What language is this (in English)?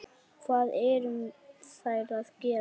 Icelandic